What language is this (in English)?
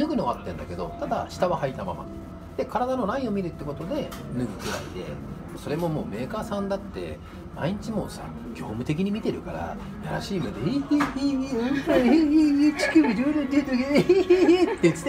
Japanese